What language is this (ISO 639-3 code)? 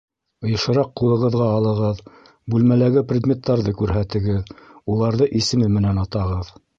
bak